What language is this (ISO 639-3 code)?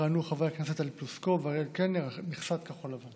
heb